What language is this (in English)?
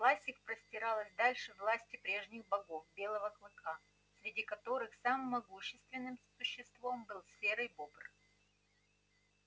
Russian